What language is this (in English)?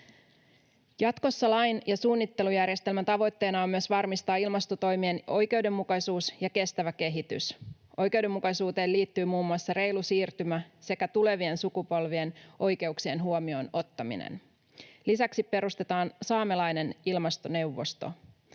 Finnish